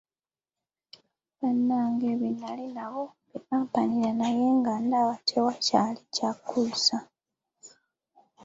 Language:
Ganda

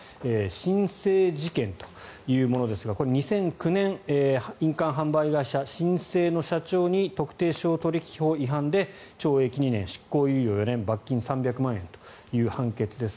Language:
Japanese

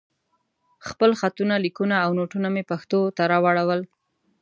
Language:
Pashto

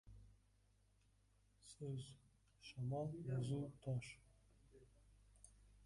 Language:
Uzbek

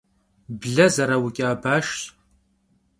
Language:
Kabardian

